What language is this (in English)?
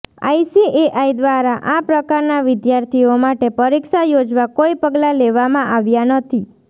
Gujarati